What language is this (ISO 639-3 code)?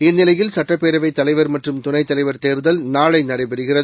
tam